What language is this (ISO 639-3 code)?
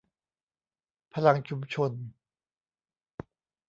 tha